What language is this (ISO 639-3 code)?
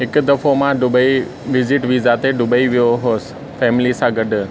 snd